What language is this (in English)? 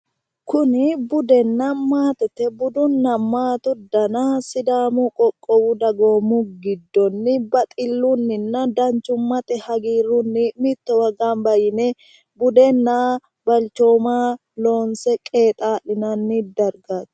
Sidamo